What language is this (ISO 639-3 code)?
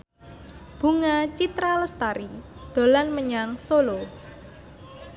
jav